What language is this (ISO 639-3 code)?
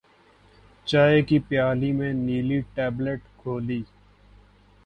urd